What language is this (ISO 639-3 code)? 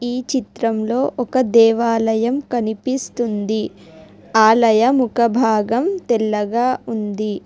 tel